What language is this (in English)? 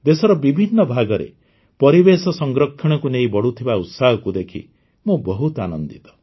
Odia